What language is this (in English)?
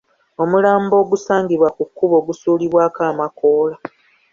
Ganda